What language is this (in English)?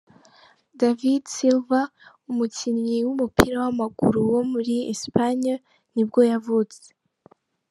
Kinyarwanda